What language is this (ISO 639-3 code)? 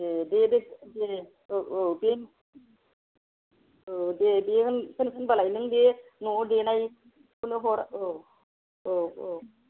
brx